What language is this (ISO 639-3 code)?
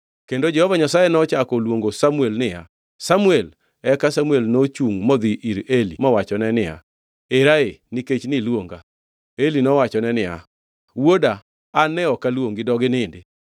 luo